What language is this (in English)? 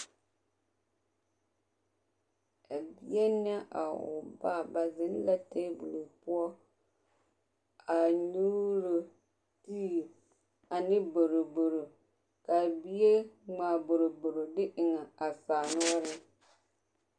Southern Dagaare